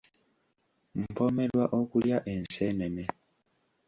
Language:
Ganda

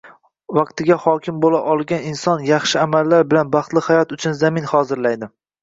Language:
Uzbek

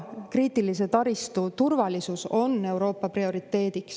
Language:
Estonian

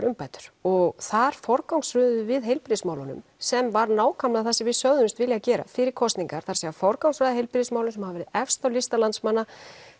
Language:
Icelandic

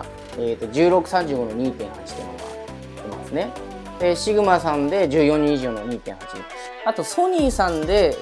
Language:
Japanese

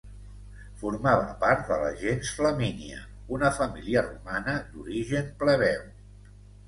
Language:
Catalan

